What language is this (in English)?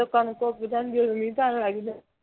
Punjabi